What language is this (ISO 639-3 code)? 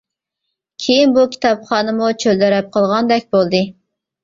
uig